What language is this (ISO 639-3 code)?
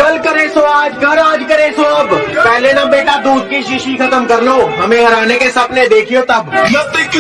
hin